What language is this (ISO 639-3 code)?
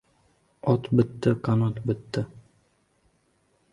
uzb